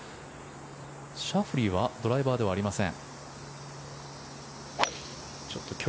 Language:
Japanese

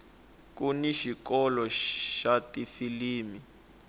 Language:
Tsonga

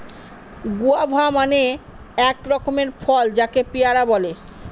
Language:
Bangla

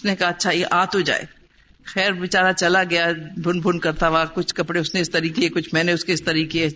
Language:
Urdu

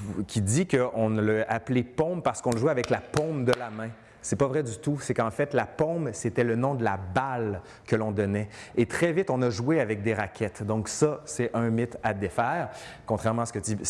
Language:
French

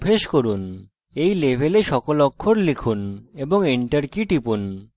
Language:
Bangla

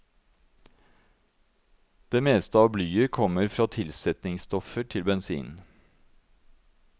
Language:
Norwegian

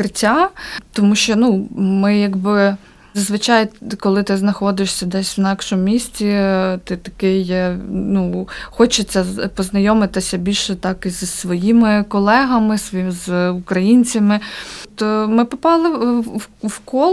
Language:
Ukrainian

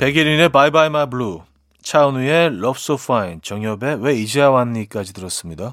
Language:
Korean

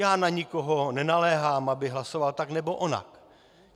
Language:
Czech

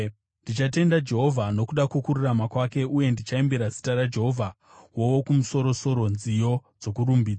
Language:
Shona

